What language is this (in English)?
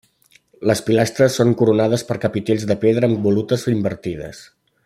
Catalan